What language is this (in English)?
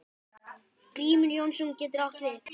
Icelandic